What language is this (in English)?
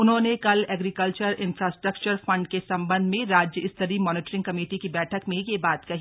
Hindi